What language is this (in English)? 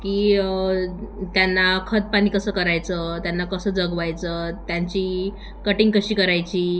Marathi